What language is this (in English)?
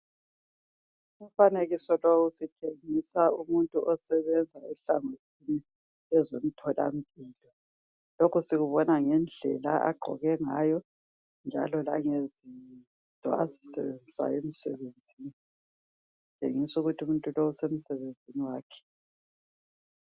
North Ndebele